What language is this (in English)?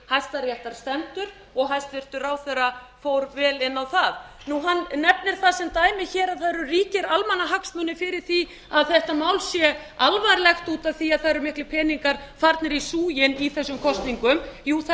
Icelandic